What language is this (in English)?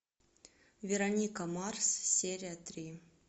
Russian